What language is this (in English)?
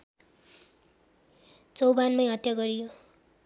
Nepali